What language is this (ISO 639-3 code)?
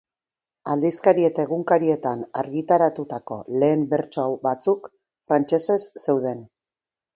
eus